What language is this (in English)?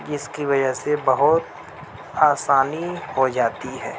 Urdu